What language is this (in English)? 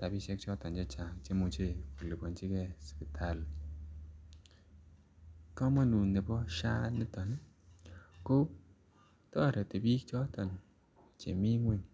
Kalenjin